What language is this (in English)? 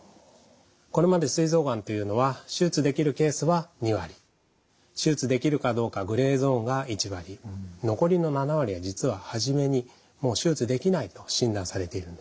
Japanese